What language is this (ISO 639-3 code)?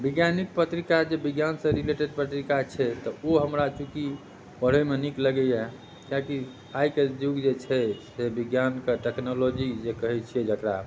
mai